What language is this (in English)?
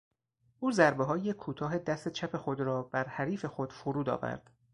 Persian